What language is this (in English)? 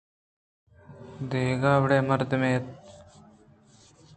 Eastern Balochi